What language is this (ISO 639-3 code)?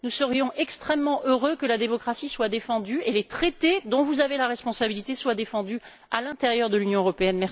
fra